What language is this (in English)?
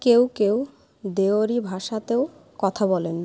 Bangla